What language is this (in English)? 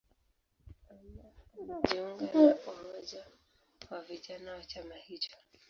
Swahili